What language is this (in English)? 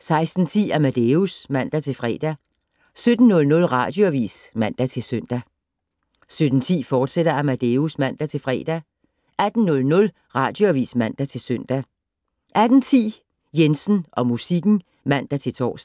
Danish